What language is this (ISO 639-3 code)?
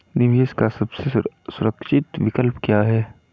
hin